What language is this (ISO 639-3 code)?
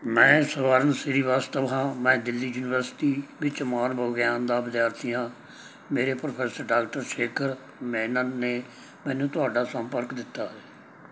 pan